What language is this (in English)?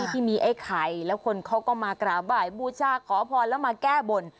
Thai